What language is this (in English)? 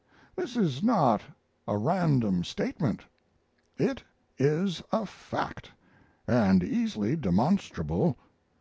English